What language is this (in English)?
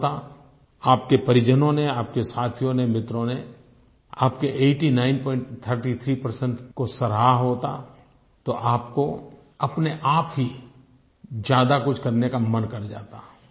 Hindi